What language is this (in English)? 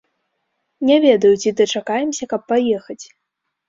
Belarusian